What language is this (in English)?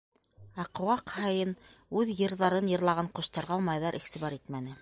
Bashkir